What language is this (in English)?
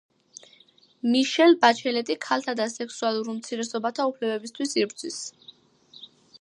Georgian